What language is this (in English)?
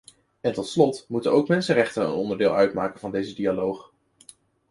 Dutch